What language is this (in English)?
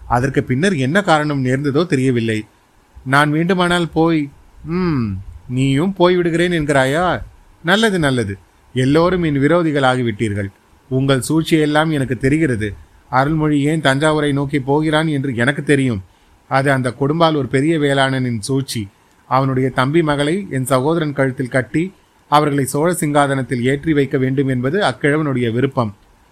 Tamil